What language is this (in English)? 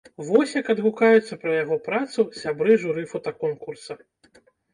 Belarusian